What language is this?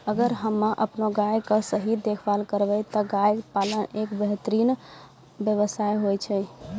Maithili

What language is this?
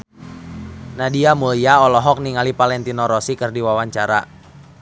Sundanese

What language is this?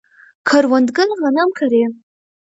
Pashto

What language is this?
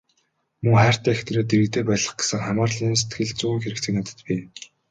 Mongolian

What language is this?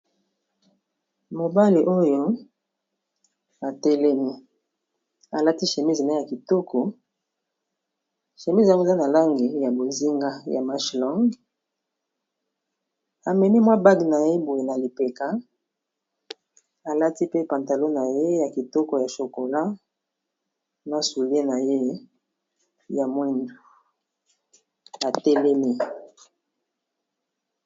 Lingala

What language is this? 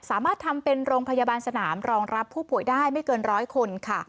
Thai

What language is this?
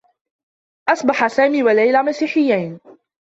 Arabic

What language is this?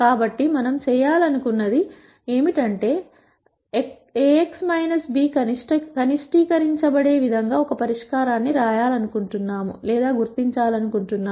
Telugu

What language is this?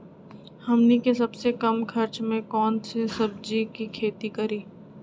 Magahi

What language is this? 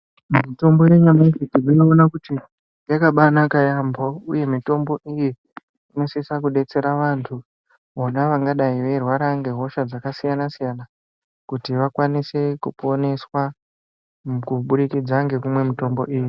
Ndau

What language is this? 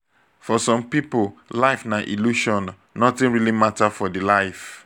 Nigerian Pidgin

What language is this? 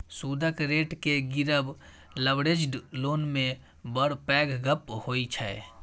Maithili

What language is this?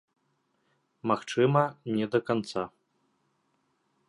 Belarusian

